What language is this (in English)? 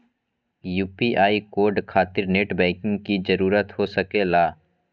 Magahi